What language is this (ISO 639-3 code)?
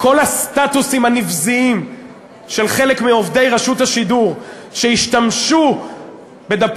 heb